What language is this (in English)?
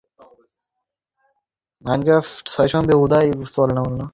Bangla